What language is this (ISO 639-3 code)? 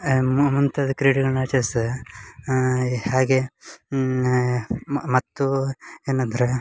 kan